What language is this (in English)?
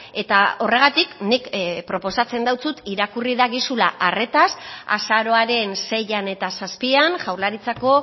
Basque